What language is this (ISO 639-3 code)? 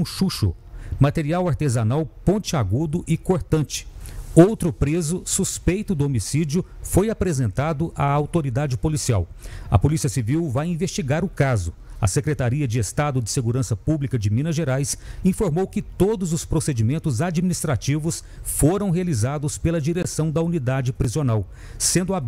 por